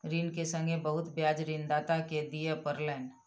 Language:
Maithili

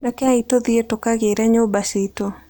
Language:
Kikuyu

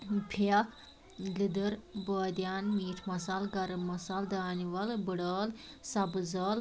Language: Kashmiri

